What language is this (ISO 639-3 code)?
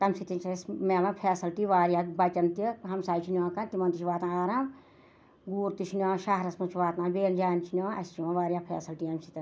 kas